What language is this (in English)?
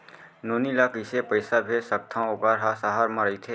Chhattisgarhi